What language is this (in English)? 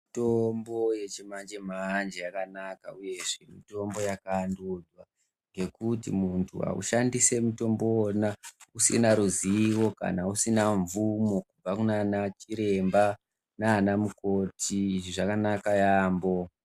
Ndau